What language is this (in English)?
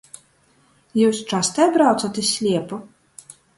Latgalian